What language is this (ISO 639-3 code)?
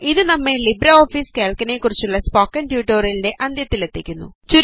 mal